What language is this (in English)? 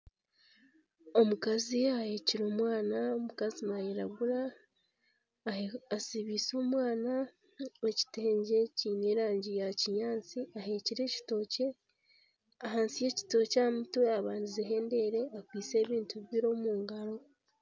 Nyankole